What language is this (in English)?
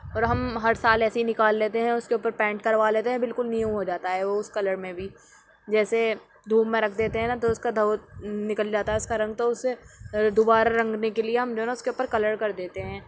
Urdu